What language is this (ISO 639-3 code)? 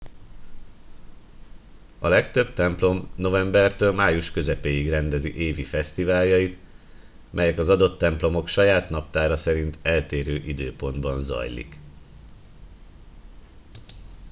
hun